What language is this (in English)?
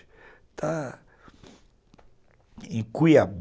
Portuguese